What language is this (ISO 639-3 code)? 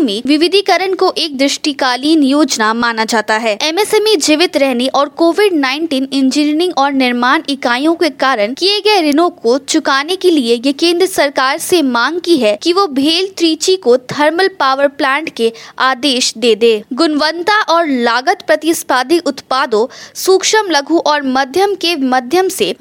hin